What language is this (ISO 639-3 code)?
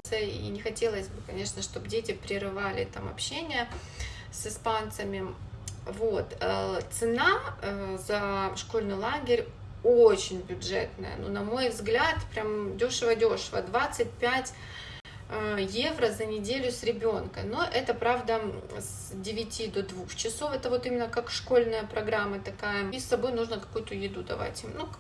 rus